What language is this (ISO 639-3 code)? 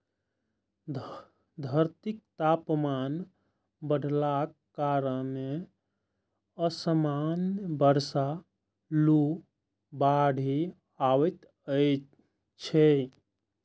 mai